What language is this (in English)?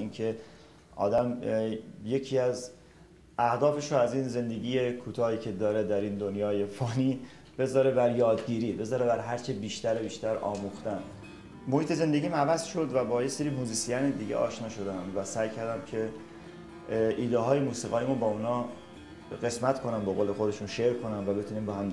Persian